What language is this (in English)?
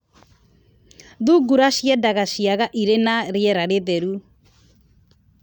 Kikuyu